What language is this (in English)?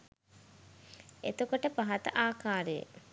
Sinhala